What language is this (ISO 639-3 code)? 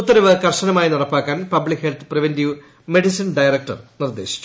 mal